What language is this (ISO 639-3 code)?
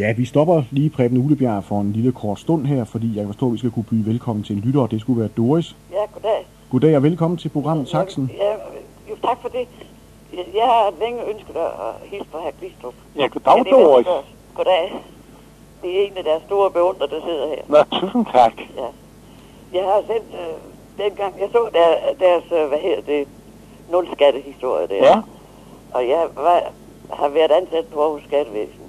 dan